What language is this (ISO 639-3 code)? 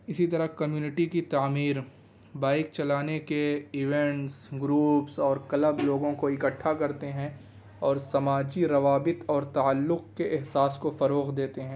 urd